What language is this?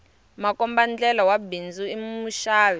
Tsonga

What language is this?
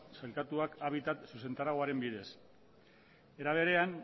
Basque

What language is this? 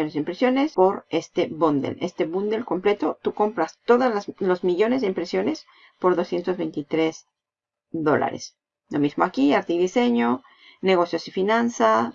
Spanish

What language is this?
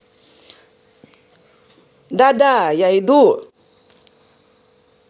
Russian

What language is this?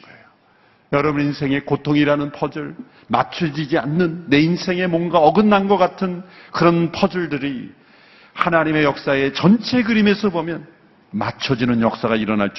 Korean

